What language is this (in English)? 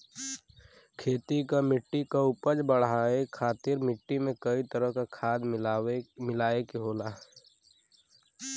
Bhojpuri